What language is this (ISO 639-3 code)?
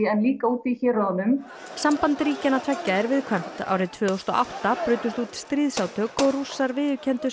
isl